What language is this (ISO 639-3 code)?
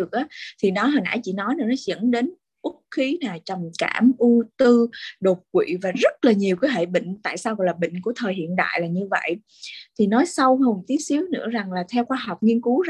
vie